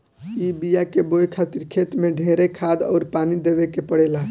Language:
Bhojpuri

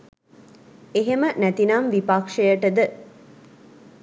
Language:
Sinhala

